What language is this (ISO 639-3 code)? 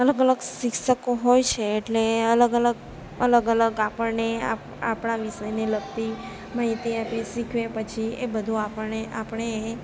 guj